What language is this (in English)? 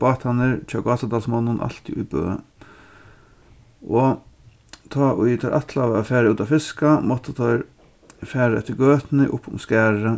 Faroese